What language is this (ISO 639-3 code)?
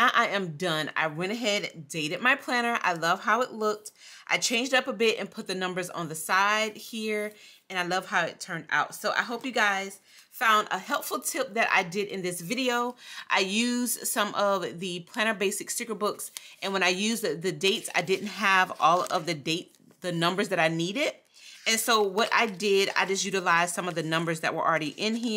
eng